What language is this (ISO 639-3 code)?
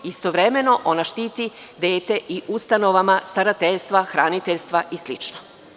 srp